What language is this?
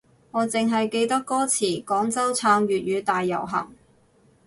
Cantonese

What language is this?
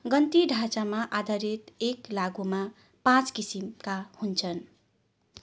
Nepali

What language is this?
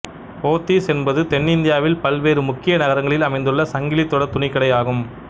Tamil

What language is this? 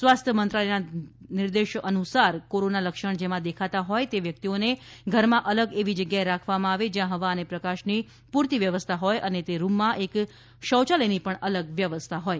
Gujarati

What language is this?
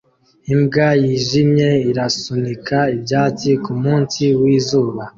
Kinyarwanda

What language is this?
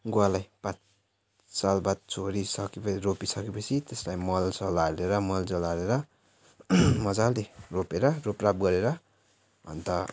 Nepali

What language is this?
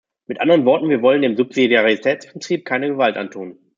German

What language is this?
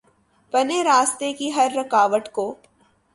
Urdu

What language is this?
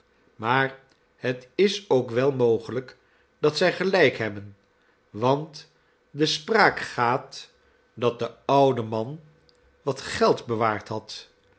Dutch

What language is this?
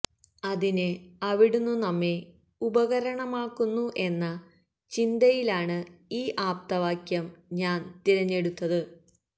Malayalam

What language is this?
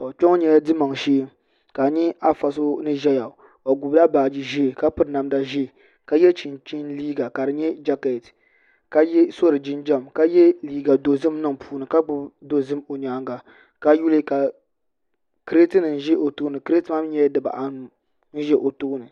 Dagbani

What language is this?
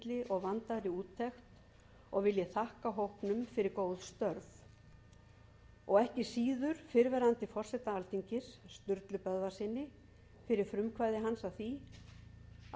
Icelandic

